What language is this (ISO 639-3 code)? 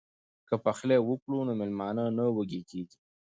pus